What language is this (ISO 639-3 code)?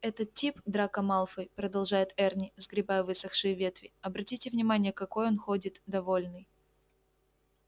rus